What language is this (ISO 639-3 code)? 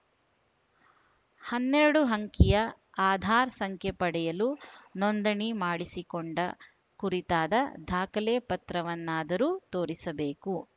kan